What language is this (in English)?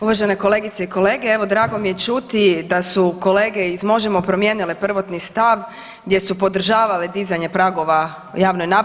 Croatian